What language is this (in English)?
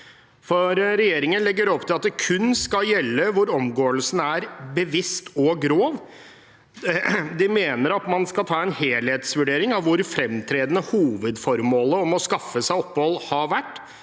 Norwegian